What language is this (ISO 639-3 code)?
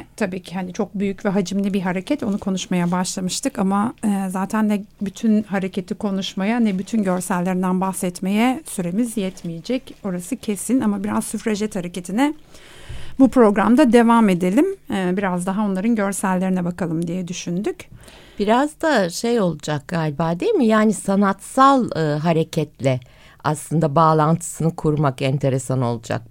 tur